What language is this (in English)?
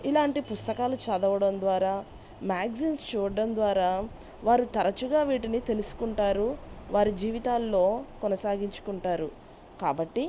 Telugu